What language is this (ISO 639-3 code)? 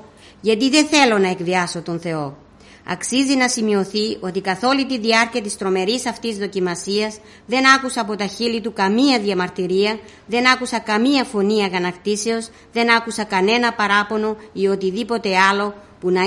ell